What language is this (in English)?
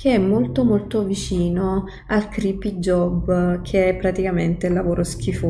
Italian